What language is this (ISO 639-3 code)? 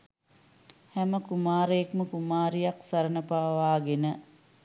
sin